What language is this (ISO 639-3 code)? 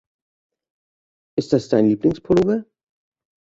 deu